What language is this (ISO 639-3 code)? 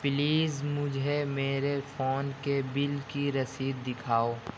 urd